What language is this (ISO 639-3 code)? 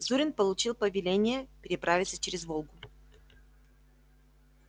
rus